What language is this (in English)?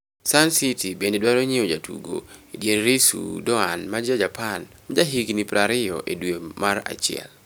Luo (Kenya and Tanzania)